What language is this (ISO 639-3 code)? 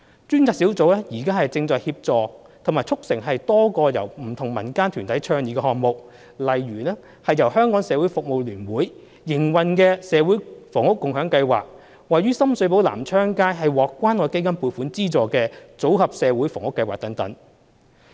yue